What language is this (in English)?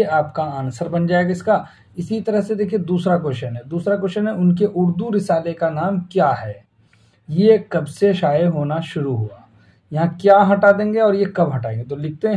Hindi